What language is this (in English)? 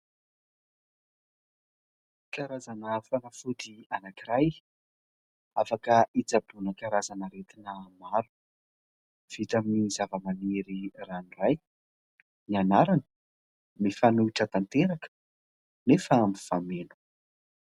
Malagasy